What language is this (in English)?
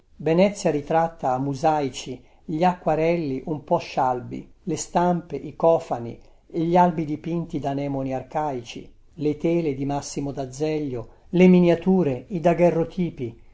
Italian